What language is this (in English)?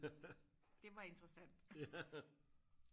Danish